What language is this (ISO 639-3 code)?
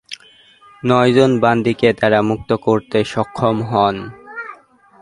ben